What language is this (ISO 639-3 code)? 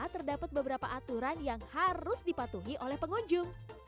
ind